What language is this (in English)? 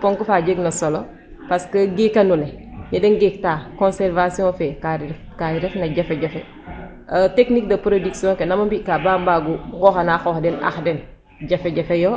Serer